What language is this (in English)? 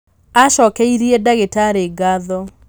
Kikuyu